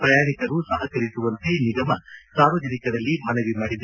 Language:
Kannada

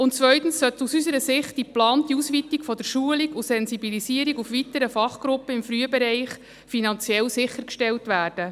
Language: Swiss German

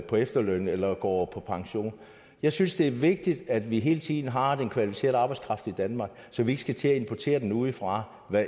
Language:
Danish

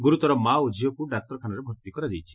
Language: Odia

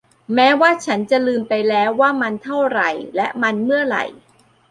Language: Thai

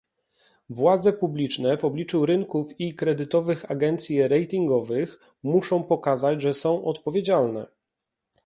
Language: Polish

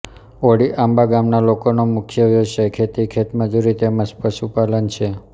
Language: Gujarati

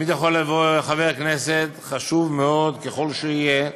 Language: Hebrew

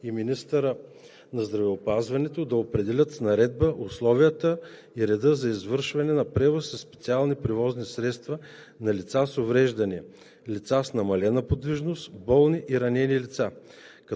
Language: Bulgarian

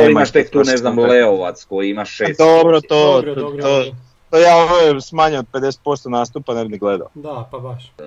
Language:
Croatian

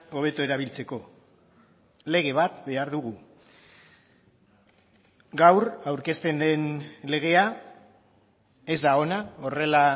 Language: Basque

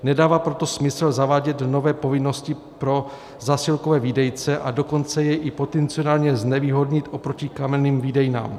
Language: Czech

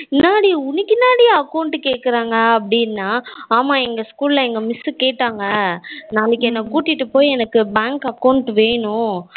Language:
Tamil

